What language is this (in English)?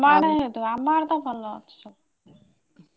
Odia